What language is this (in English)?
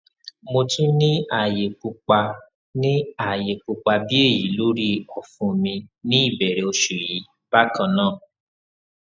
Yoruba